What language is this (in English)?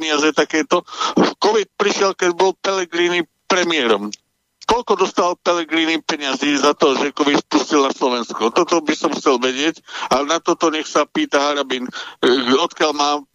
Slovak